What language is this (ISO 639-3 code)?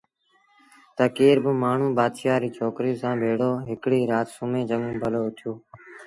sbn